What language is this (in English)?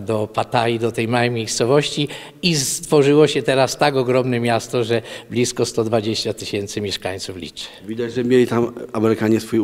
Polish